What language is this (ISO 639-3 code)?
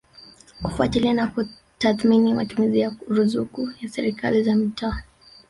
swa